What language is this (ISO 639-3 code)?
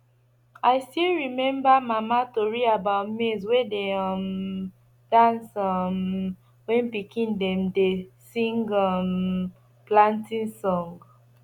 pcm